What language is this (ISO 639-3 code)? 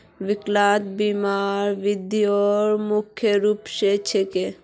mag